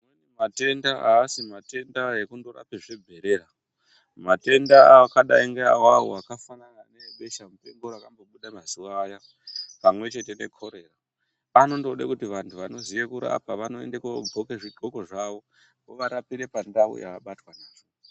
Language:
Ndau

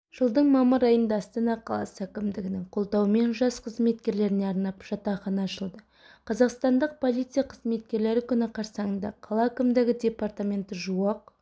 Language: Kazakh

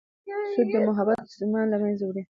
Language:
Pashto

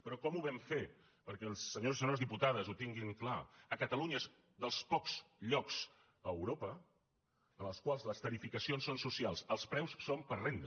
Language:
Catalan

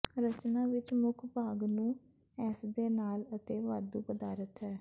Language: Punjabi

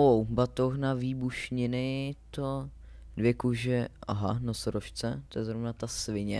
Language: Czech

